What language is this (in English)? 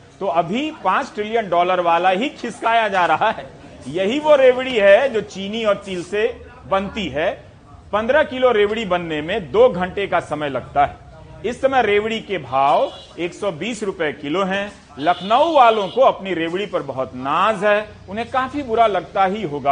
Hindi